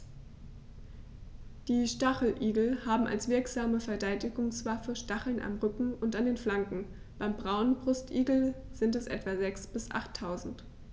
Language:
German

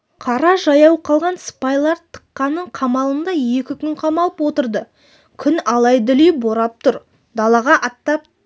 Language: Kazakh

